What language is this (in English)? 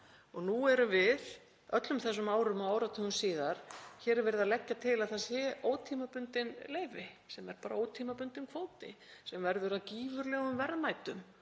Icelandic